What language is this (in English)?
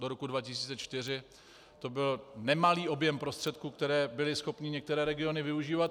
Czech